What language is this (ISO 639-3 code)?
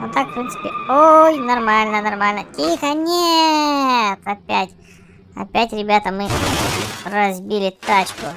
rus